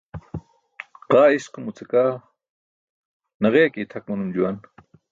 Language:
Burushaski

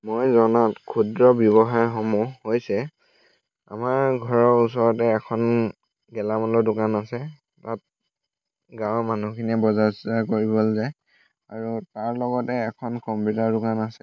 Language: Assamese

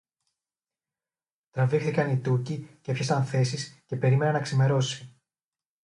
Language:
Greek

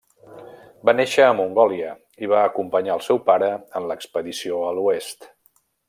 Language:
Catalan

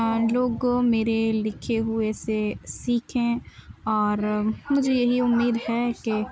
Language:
Urdu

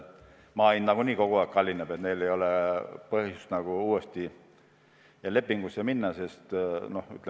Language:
Estonian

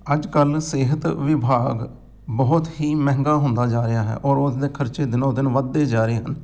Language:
Punjabi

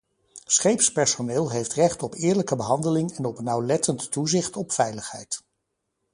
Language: Dutch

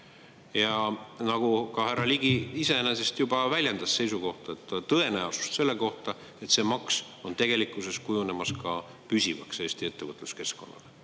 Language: Estonian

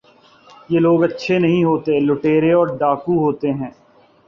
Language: Urdu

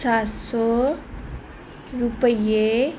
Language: Punjabi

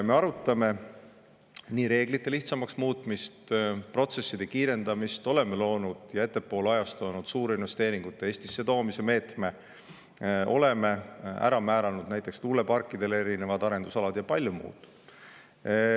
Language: Estonian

